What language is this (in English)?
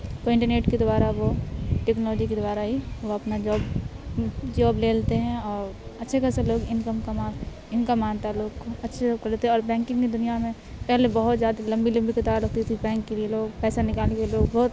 Urdu